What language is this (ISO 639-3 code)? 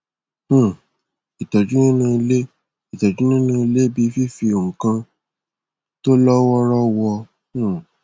yor